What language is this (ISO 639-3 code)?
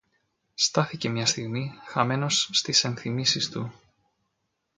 ell